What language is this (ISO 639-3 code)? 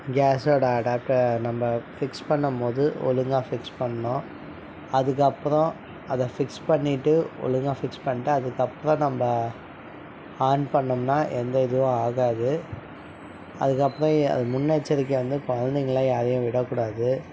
tam